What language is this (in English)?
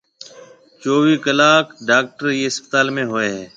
Marwari (Pakistan)